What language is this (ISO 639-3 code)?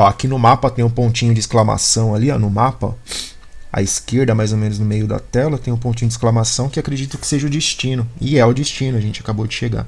por